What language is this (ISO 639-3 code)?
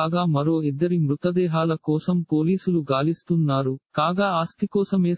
tel